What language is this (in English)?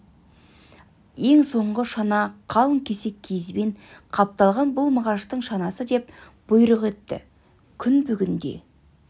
Kazakh